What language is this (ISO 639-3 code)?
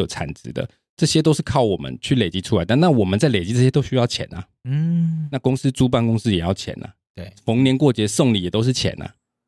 zho